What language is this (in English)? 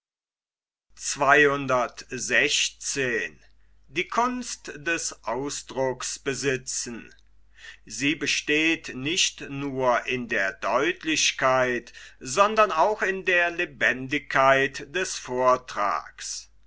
German